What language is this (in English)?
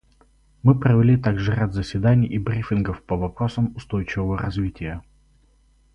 Russian